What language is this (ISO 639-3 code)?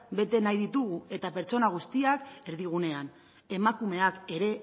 eus